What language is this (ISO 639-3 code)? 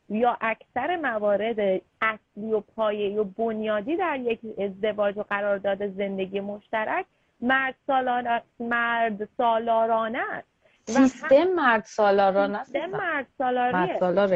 fas